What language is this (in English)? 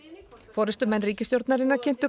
Icelandic